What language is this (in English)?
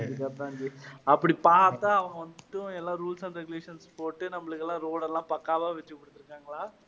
Tamil